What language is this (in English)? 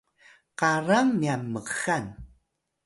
Atayal